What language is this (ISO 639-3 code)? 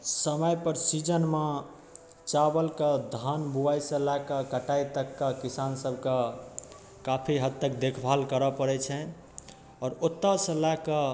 mai